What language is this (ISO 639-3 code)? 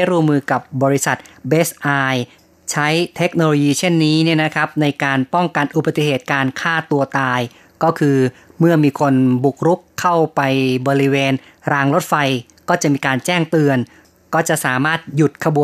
tha